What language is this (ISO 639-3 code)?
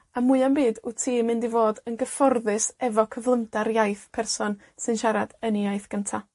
cym